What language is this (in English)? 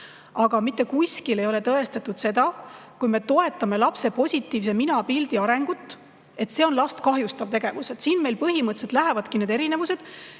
Estonian